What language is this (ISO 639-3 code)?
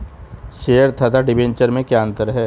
hin